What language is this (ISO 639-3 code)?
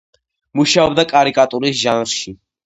kat